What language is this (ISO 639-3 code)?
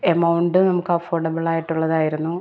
mal